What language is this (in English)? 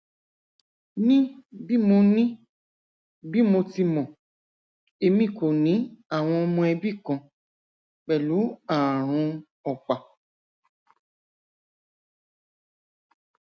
Yoruba